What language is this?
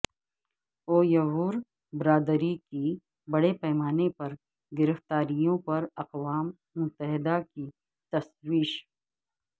Urdu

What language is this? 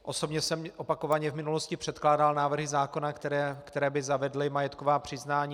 Czech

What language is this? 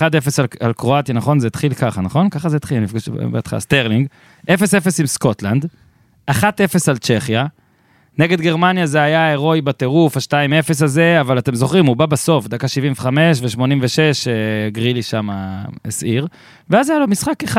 Hebrew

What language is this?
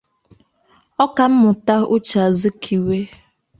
Igbo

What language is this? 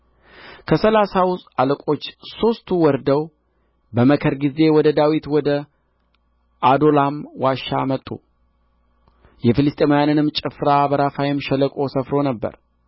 Amharic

